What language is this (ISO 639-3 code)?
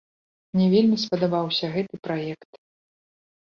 bel